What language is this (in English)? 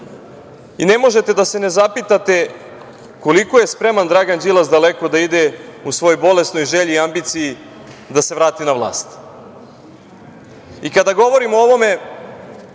Serbian